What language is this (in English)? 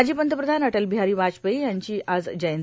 Marathi